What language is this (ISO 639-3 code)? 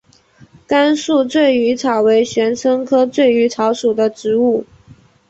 zho